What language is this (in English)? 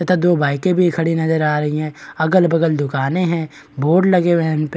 Hindi